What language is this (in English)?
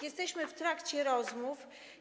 Polish